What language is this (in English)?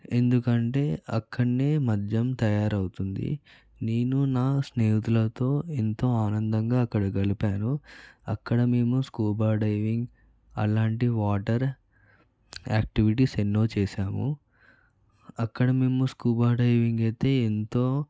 Telugu